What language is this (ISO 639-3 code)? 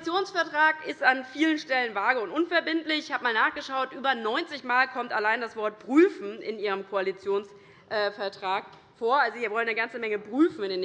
deu